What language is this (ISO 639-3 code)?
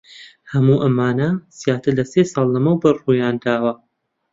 ckb